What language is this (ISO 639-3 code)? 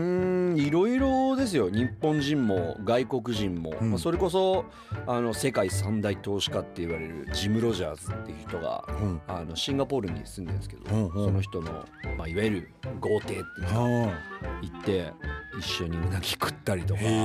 jpn